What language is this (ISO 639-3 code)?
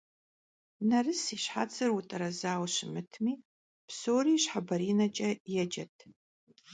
kbd